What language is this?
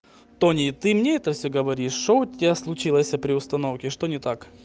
Russian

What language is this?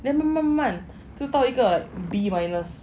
English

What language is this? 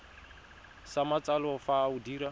Tswana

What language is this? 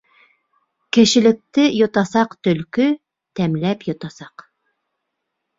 Bashkir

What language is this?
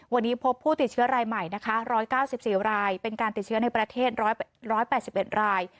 Thai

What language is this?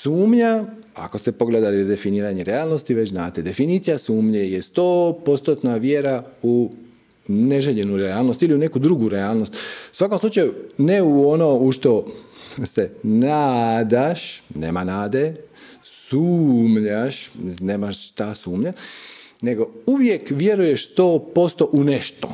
Croatian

